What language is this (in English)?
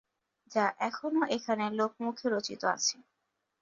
Bangla